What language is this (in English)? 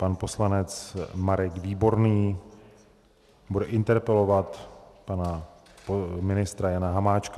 Czech